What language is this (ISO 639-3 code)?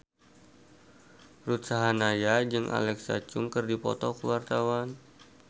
sun